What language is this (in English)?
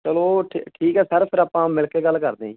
Punjabi